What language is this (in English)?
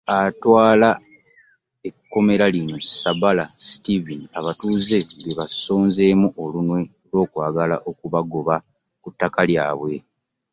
Ganda